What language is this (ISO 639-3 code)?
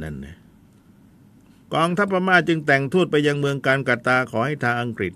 tha